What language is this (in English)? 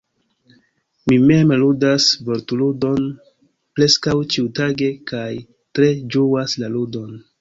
Esperanto